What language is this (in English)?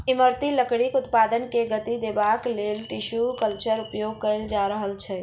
Maithili